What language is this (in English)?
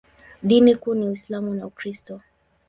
Swahili